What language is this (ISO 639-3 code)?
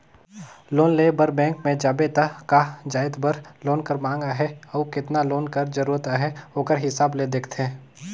hne